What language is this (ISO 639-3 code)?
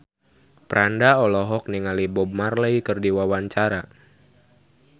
sun